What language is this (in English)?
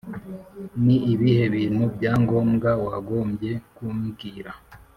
Kinyarwanda